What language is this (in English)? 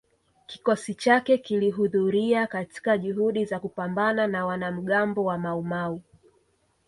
Swahili